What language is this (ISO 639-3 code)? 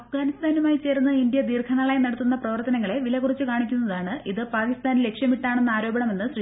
mal